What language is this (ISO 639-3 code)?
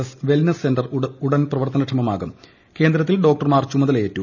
mal